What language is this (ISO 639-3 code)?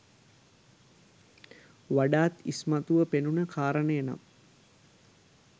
sin